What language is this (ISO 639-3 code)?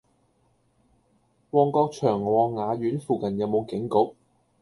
yue